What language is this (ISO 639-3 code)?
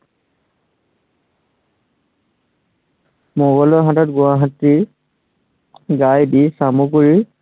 asm